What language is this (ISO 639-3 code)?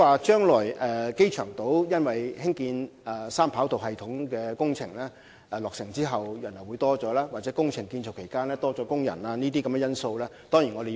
yue